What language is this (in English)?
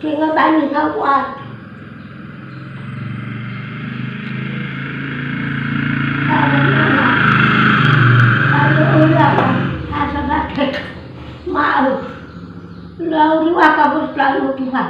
Indonesian